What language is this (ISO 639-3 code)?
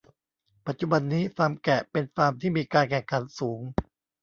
tha